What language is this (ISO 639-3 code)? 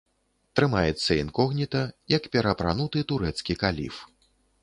bel